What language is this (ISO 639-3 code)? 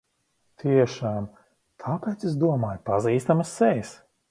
lav